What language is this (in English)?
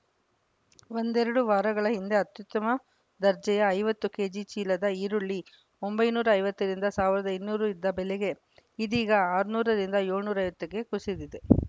Kannada